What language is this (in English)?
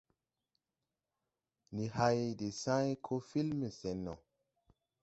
Tupuri